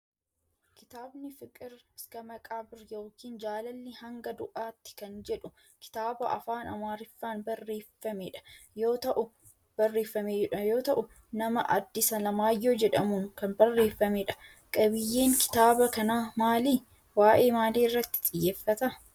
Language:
Oromo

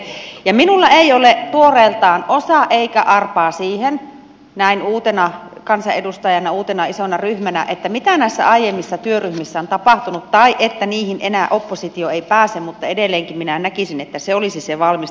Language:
Finnish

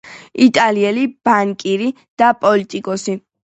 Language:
Georgian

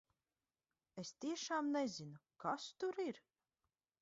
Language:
Latvian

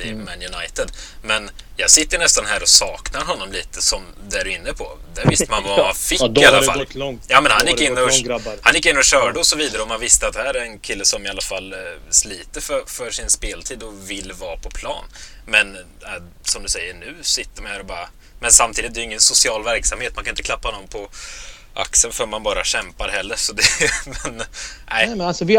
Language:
Swedish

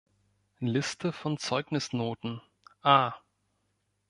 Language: German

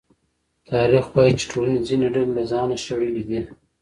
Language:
Pashto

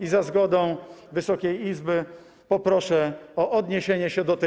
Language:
Polish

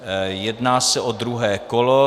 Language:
Czech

